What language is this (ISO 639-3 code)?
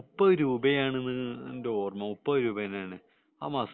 mal